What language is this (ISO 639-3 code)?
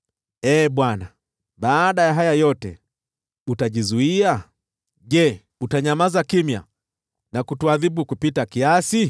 swa